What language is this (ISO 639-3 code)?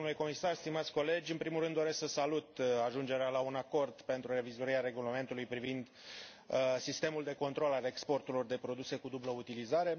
ron